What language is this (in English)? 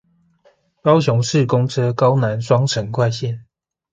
Chinese